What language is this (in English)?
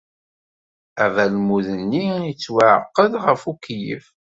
Kabyle